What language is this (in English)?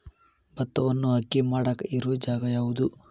Kannada